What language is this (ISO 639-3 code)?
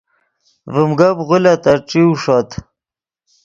ydg